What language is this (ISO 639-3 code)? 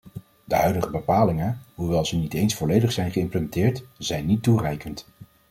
nld